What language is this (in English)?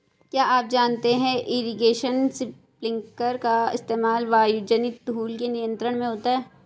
Hindi